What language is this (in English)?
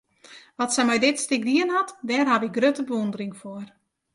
Western Frisian